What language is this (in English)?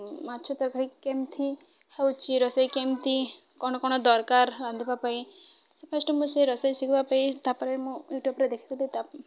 Odia